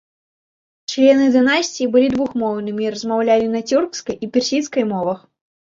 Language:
Belarusian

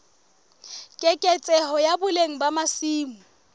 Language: Southern Sotho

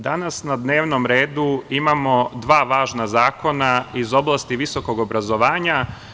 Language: Serbian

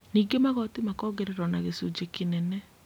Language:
Kikuyu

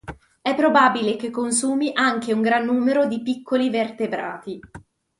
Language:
Italian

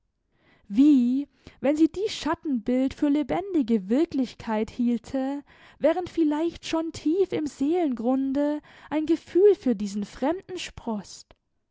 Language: German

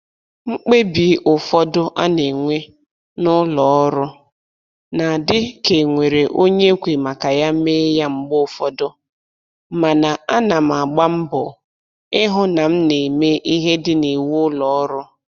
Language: Igbo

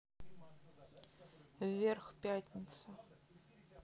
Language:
Russian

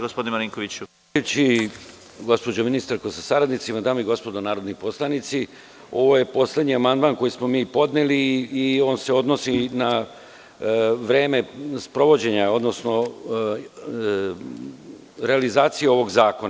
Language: Serbian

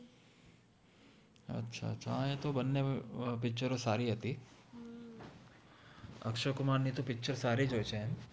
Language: Gujarati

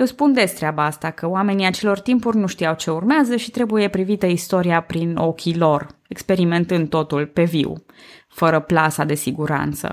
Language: Romanian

